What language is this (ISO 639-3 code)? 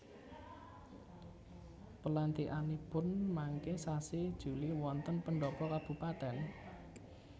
jav